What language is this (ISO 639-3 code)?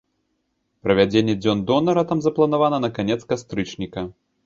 bel